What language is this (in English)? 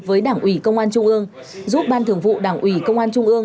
Vietnamese